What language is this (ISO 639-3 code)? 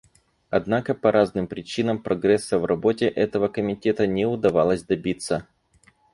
rus